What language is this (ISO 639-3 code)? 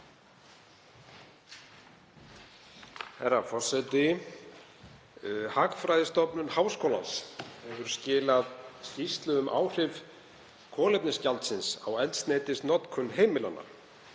isl